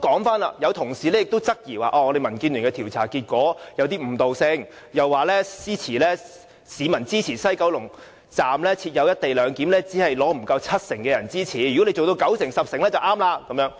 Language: Cantonese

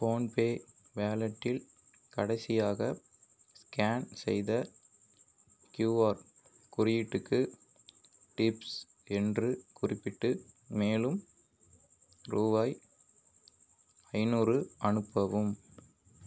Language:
Tamil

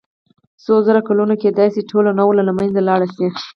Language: Pashto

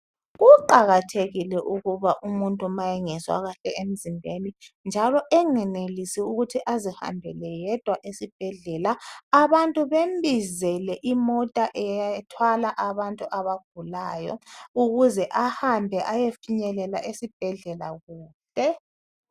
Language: North Ndebele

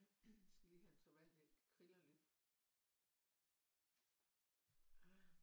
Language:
Danish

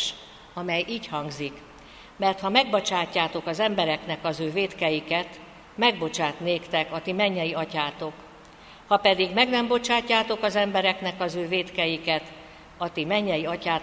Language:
Hungarian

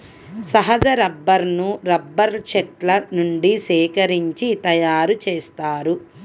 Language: Telugu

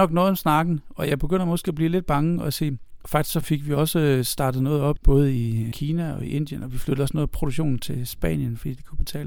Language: Danish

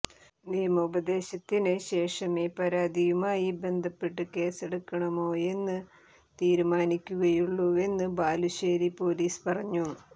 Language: Malayalam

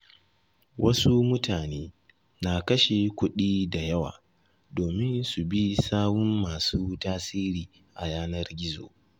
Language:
Hausa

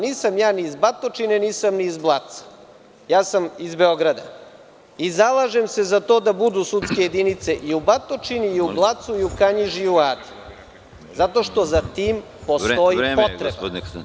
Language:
Serbian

